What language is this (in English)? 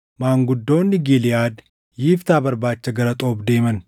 Oromo